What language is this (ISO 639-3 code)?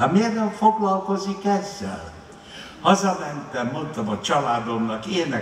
hun